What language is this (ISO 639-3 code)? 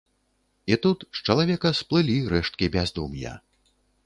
bel